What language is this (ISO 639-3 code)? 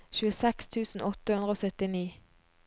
nor